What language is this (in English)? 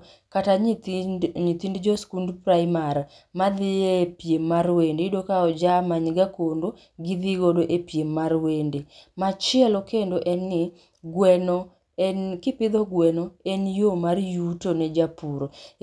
Luo (Kenya and Tanzania)